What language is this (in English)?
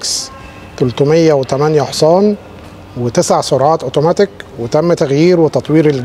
Arabic